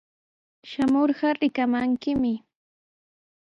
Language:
Sihuas Ancash Quechua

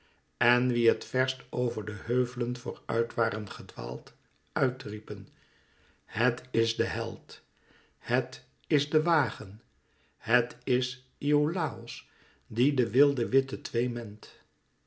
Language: Dutch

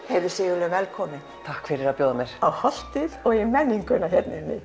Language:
Icelandic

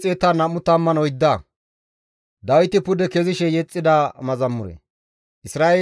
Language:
Gamo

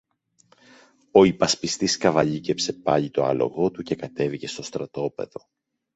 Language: Greek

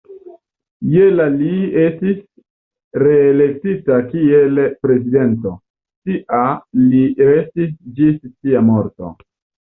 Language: Esperanto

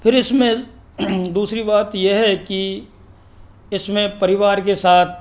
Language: Hindi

